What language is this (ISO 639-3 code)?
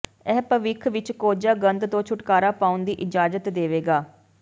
pan